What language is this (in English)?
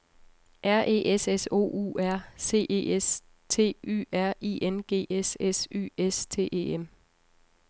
Danish